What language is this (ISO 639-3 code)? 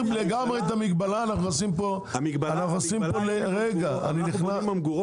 heb